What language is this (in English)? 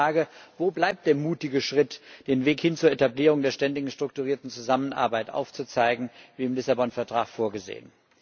German